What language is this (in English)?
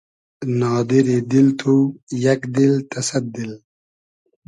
Hazaragi